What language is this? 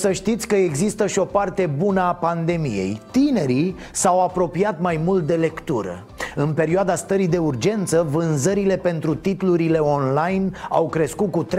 Romanian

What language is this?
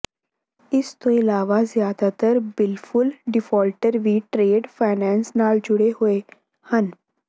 Punjabi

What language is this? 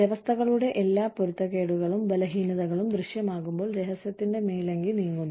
Malayalam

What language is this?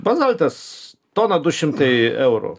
Lithuanian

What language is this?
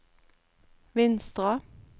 Norwegian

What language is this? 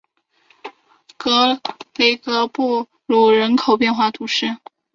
Chinese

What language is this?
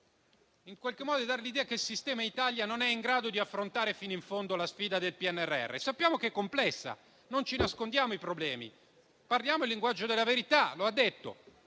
Italian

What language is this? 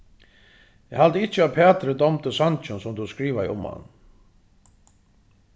Faroese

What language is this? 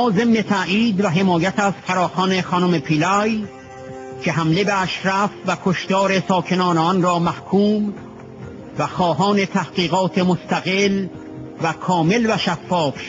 Persian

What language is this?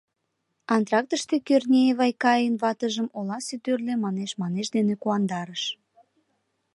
Mari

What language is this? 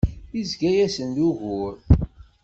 Kabyle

